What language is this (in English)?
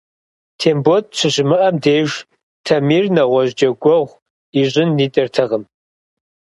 Kabardian